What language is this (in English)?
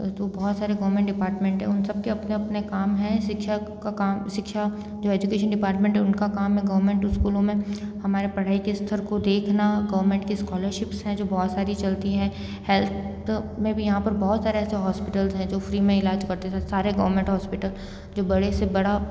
Hindi